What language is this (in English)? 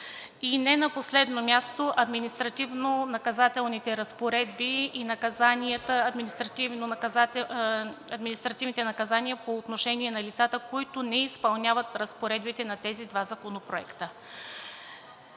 Bulgarian